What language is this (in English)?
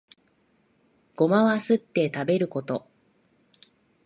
Japanese